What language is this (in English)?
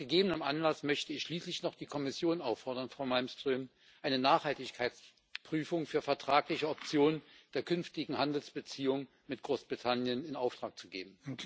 German